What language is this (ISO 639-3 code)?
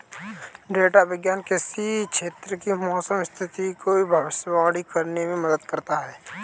hin